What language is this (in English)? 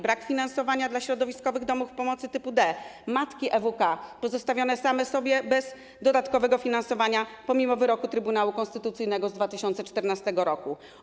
Polish